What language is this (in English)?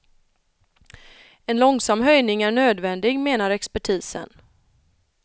Swedish